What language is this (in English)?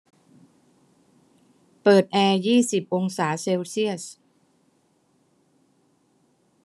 Thai